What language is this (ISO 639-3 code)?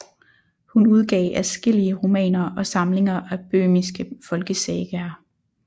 dan